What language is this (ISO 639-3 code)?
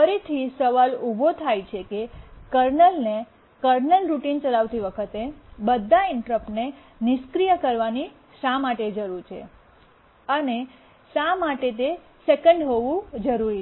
guj